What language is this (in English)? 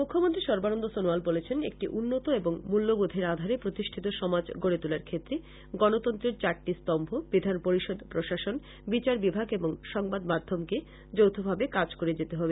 Bangla